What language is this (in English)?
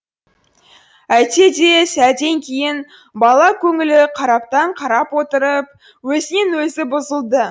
Kazakh